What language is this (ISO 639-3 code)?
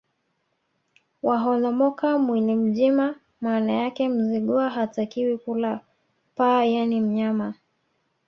swa